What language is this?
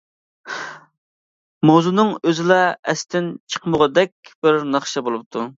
Uyghur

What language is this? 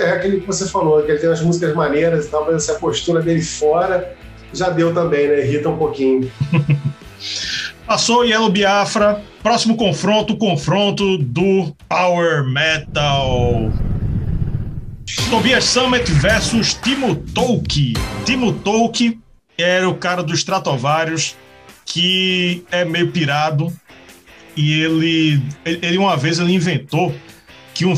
Portuguese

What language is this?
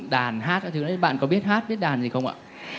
Vietnamese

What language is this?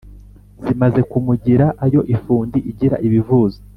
Kinyarwanda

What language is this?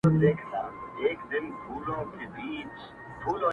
Pashto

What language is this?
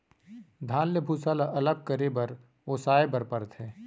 Chhattisgarhi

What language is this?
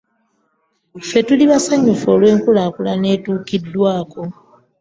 Ganda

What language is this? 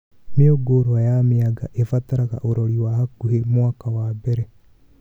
Kikuyu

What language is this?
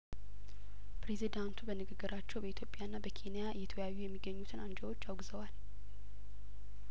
Amharic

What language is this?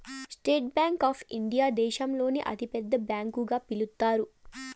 Telugu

